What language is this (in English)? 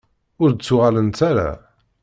Kabyle